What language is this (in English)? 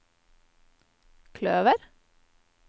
Norwegian